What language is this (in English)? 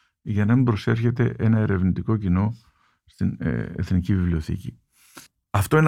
Greek